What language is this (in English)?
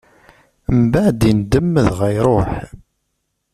Kabyle